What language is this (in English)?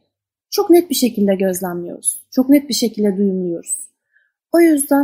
Turkish